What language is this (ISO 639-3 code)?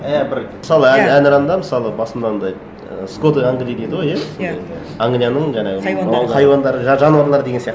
kaz